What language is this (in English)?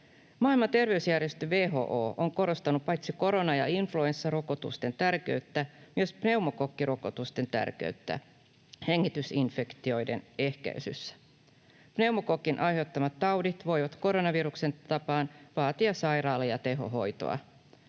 Finnish